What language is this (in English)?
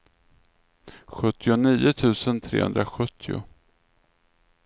Swedish